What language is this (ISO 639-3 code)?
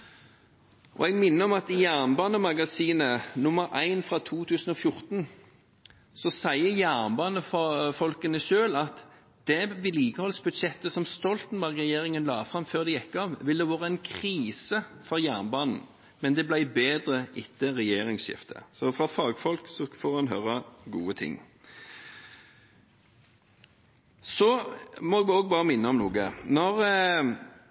nob